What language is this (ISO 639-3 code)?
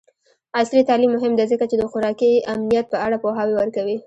pus